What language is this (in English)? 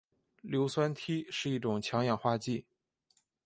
Chinese